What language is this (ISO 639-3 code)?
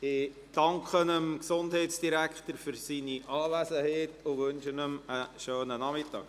gsw